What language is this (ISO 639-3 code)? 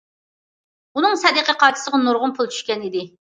uig